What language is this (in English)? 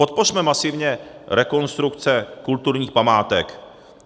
Czech